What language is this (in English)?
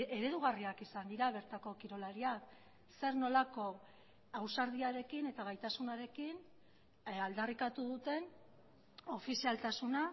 Basque